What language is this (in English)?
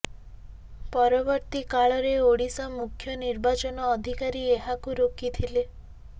Odia